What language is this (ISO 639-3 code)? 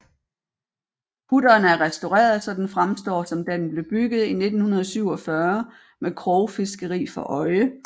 dan